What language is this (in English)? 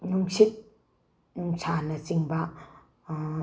Manipuri